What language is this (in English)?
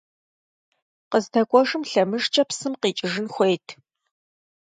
Kabardian